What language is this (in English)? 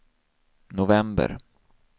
Swedish